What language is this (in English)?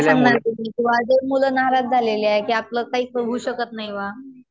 Marathi